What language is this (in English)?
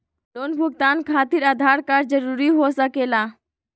Magahi